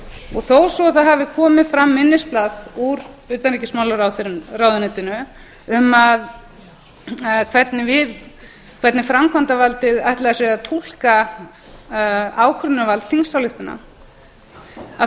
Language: Icelandic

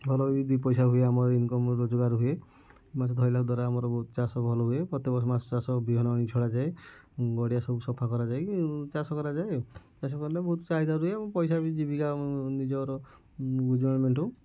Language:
Odia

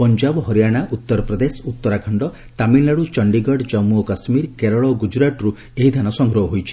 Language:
Odia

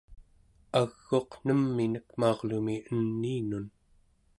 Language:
Central Yupik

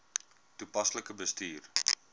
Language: Afrikaans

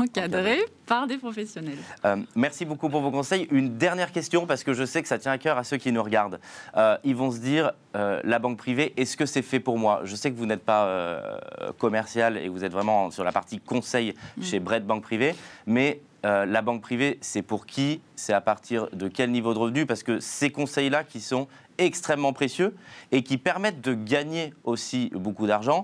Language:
French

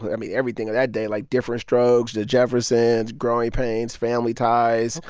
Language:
English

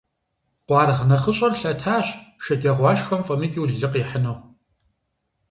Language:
Kabardian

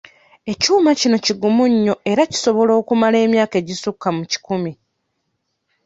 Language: Ganda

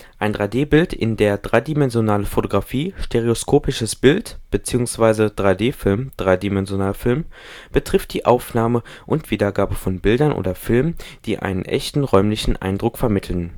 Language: German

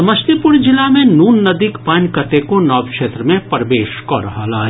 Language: Maithili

